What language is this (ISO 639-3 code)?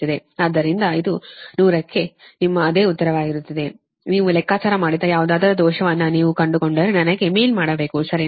kan